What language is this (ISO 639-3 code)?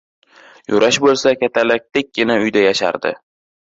uzb